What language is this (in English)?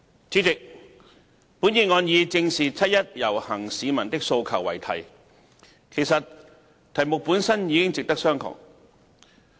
Cantonese